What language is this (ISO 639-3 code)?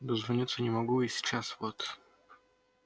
rus